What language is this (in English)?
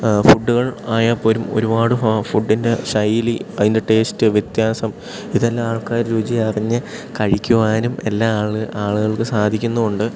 Malayalam